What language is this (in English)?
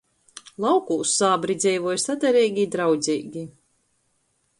Latgalian